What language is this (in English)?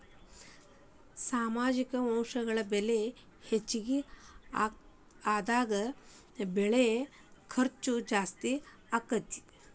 Kannada